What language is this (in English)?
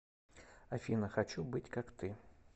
Russian